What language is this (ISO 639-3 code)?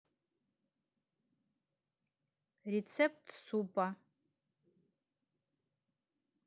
rus